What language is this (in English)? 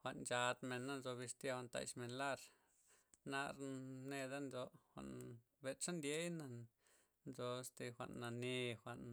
Loxicha Zapotec